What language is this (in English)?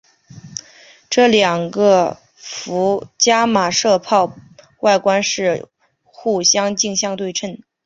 Chinese